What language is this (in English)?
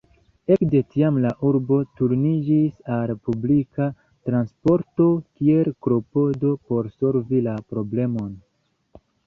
Esperanto